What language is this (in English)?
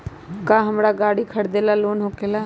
Magahi